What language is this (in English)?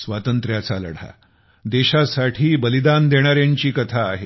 Marathi